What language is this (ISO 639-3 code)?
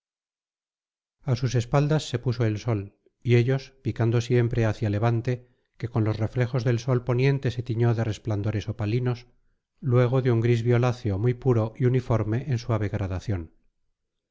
spa